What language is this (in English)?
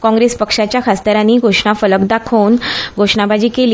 Konkani